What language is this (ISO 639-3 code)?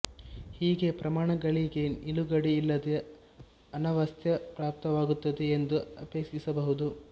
kan